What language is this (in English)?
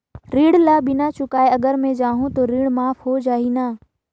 Chhattisgarhi